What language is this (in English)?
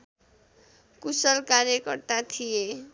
Nepali